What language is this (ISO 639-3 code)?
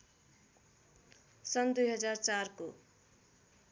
nep